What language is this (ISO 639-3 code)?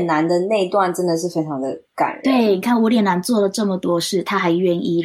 zho